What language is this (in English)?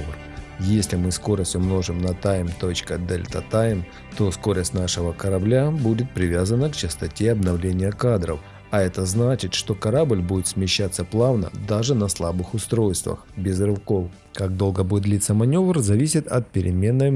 Russian